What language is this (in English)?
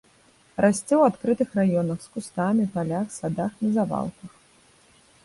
Belarusian